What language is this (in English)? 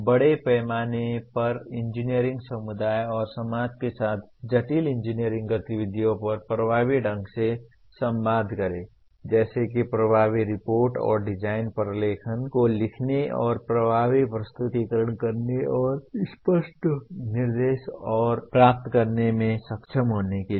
Hindi